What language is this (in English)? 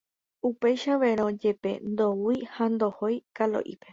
Guarani